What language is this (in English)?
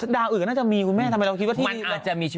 Thai